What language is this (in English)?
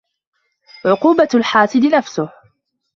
Arabic